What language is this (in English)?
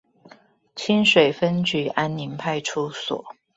Chinese